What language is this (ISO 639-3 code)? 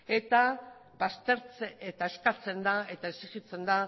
eus